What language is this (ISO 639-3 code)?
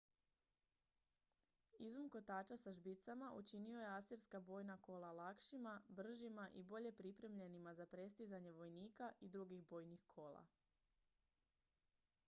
hrv